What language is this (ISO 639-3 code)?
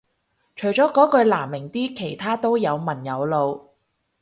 yue